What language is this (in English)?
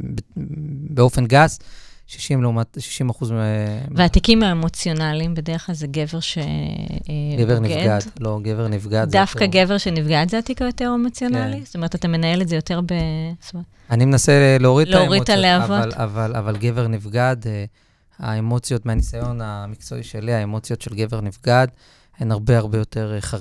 Hebrew